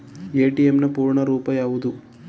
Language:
Kannada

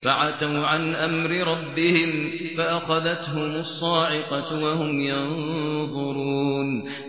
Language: Arabic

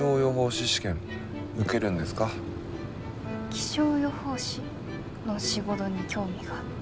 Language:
Japanese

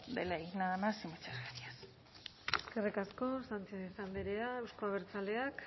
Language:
Basque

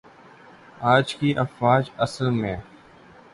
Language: Urdu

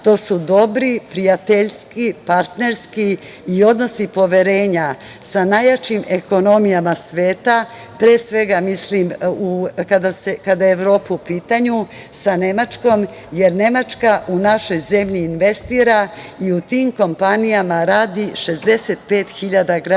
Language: Serbian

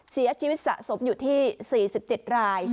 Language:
Thai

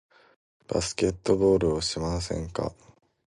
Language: Japanese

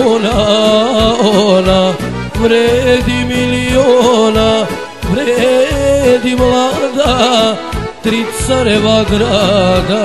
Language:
Romanian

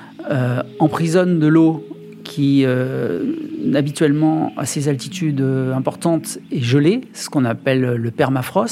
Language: French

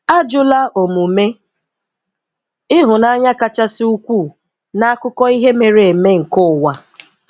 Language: Igbo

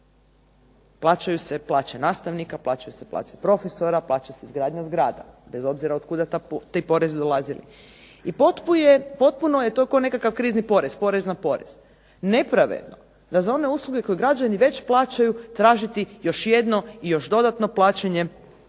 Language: Croatian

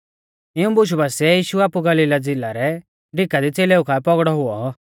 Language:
Mahasu Pahari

